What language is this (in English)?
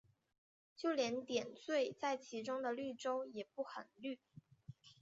Chinese